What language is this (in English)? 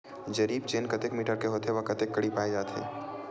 Chhattisgarhi